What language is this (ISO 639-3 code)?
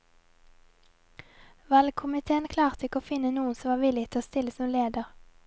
nor